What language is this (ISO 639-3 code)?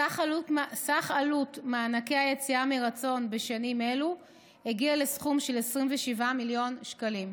heb